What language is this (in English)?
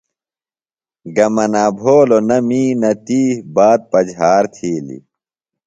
Phalura